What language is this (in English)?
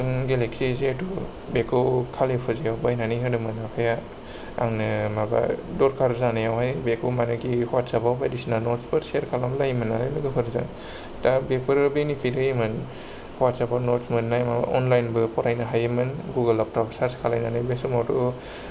Bodo